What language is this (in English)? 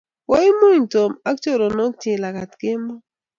Kalenjin